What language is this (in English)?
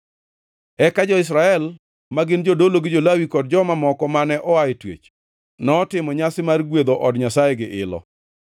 Luo (Kenya and Tanzania)